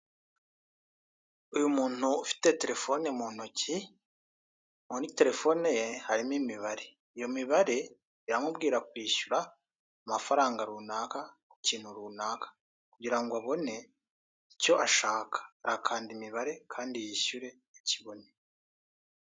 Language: Kinyarwanda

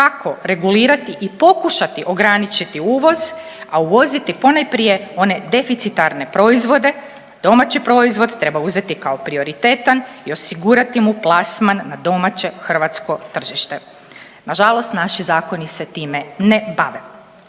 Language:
Croatian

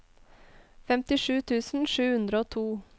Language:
Norwegian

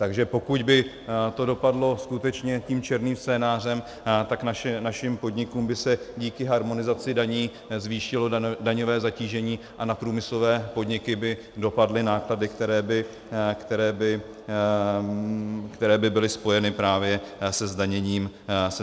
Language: Czech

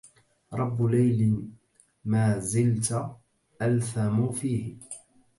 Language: Arabic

